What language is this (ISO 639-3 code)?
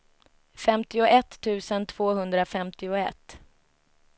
swe